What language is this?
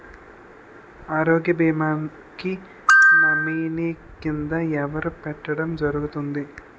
Telugu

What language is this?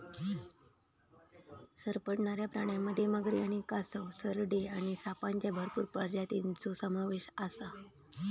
Marathi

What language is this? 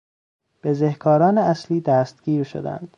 Persian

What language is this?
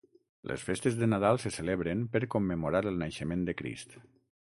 Catalan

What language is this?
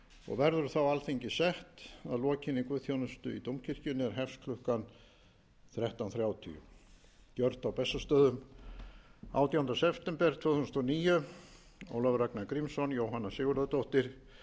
Icelandic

